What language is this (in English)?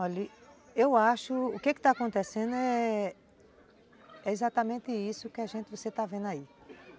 Portuguese